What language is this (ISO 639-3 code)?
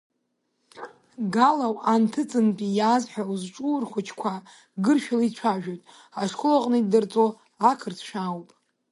abk